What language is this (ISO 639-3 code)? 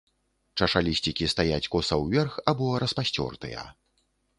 bel